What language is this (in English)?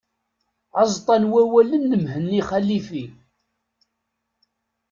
Kabyle